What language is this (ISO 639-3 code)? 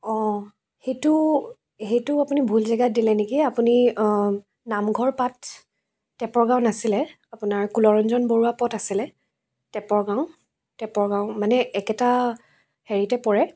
asm